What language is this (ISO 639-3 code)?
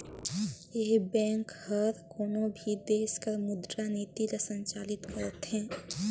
hne